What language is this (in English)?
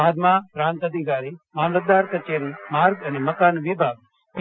Gujarati